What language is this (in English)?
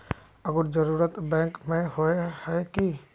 Magahi